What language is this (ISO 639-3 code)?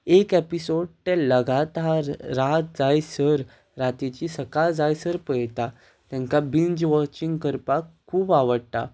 kok